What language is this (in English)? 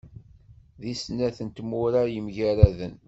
Kabyle